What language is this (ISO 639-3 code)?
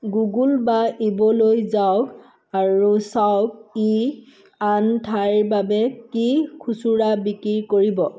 asm